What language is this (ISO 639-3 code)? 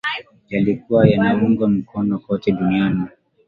swa